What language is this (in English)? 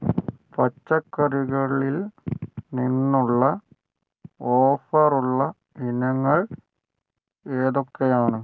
Malayalam